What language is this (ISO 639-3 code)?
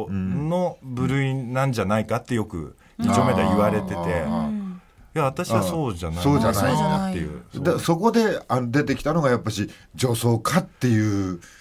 jpn